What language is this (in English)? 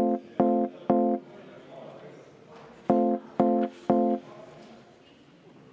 Estonian